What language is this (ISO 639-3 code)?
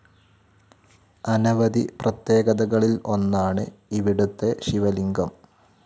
mal